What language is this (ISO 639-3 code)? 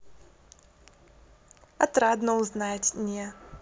rus